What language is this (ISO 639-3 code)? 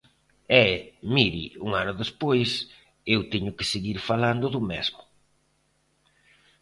glg